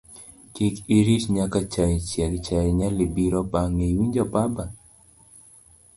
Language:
Luo (Kenya and Tanzania)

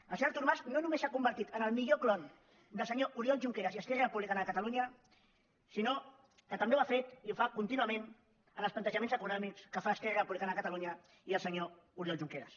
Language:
Catalan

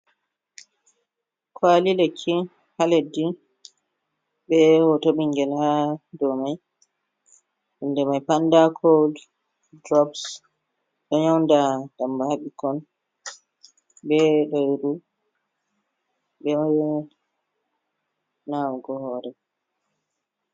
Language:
Fula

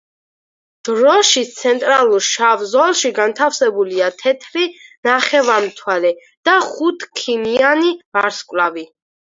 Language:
Georgian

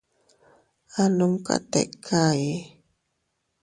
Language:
Teutila Cuicatec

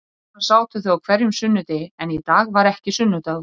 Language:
Icelandic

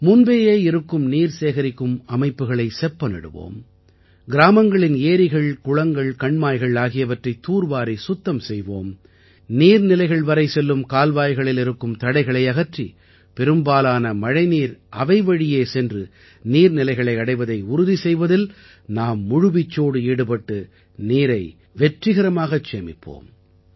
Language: Tamil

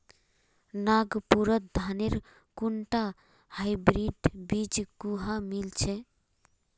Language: Magahi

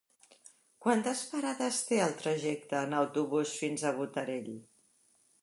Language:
Catalan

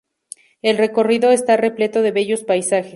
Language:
Spanish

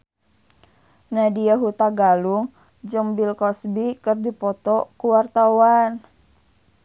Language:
Sundanese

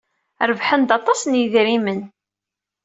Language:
Kabyle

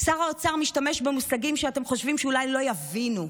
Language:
Hebrew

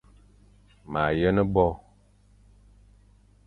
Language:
Fang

